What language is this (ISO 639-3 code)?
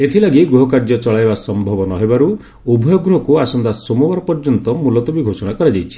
ori